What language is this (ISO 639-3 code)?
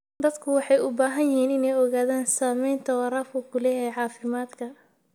som